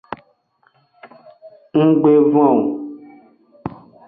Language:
Aja (Benin)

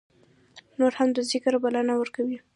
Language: Pashto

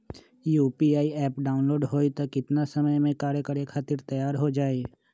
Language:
Magahi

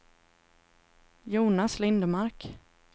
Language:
Swedish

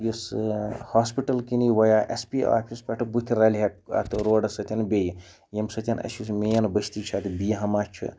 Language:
Kashmiri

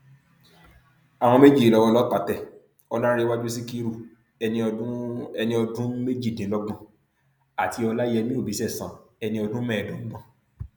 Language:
Yoruba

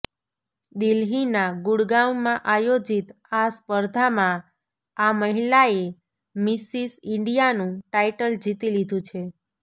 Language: Gujarati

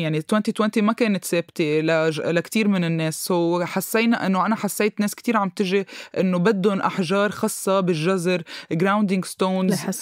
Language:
Arabic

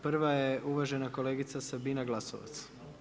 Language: Croatian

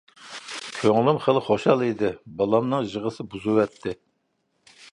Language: Uyghur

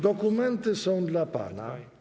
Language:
Polish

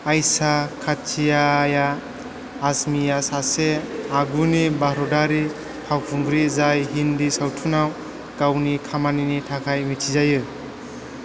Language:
Bodo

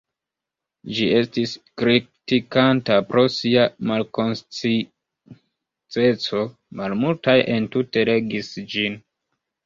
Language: Esperanto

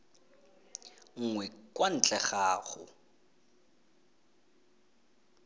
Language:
Tswana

